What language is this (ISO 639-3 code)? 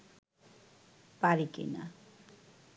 ben